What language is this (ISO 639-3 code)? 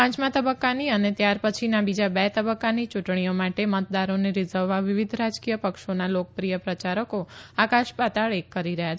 guj